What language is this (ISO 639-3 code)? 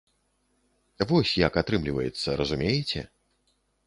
bel